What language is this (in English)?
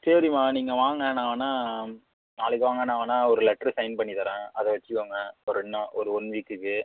Tamil